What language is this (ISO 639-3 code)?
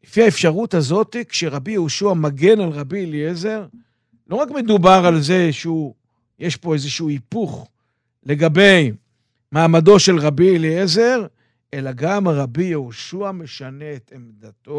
heb